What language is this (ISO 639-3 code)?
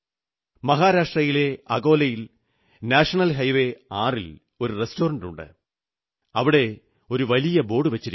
mal